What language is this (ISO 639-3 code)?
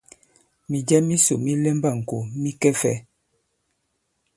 abb